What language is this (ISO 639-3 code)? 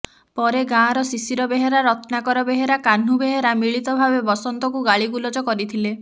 ori